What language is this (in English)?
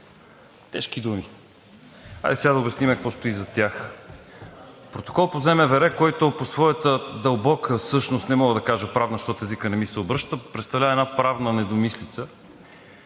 Bulgarian